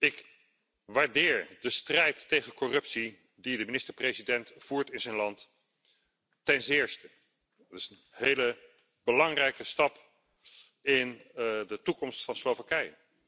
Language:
Dutch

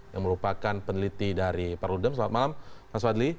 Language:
Indonesian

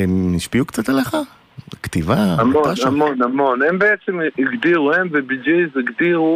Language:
Hebrew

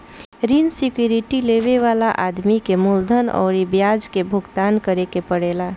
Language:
Bhojpuri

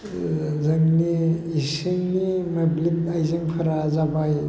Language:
Bodo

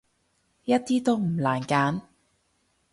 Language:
Cantonese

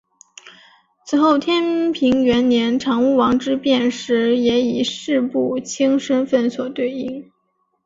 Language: Chinese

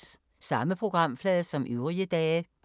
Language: Danish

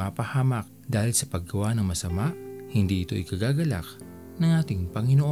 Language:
Filipino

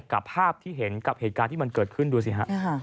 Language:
Thai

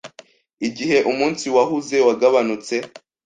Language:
Kinyarwanda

